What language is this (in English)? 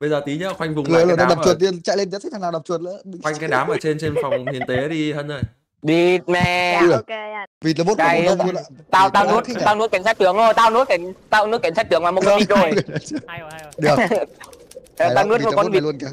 Vietnamese